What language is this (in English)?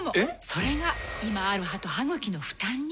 Japanese